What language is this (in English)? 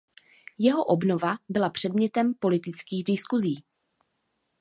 Czech